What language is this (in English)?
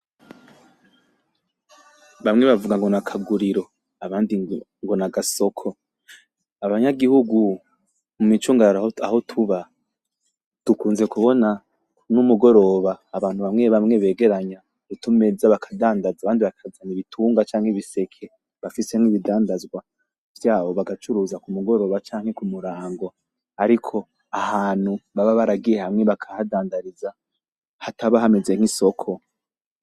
Rundi